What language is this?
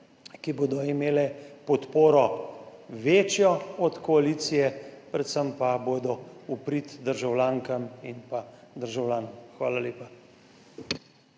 Slovenian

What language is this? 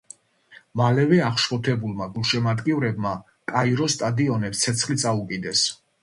Georgian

